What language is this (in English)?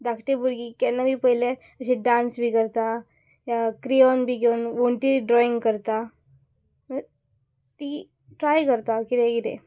Konkani